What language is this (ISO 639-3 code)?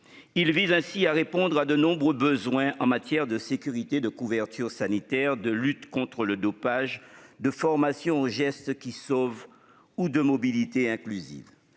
fra